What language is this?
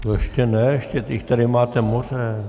Czech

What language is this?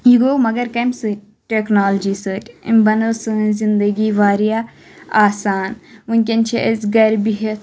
Kashmiri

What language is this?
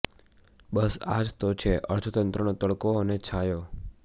Gujarati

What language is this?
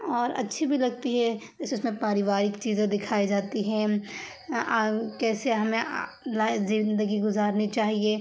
Urdu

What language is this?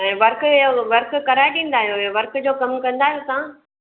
Sindhi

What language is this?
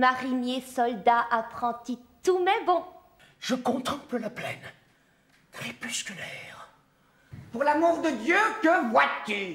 French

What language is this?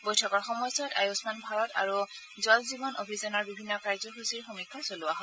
Assamese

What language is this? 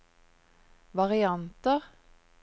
Norwegian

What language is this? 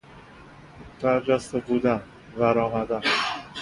Persian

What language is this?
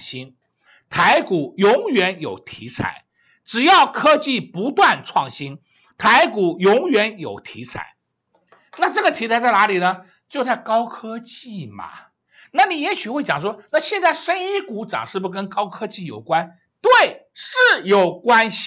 Chinese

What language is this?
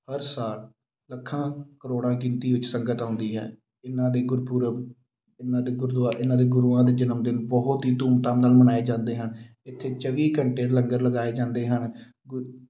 Punjabi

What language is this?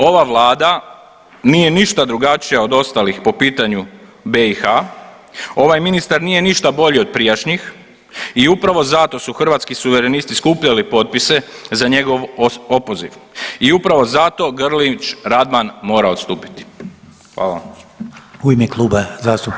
Croatian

